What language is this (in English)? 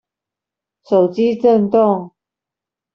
Chinese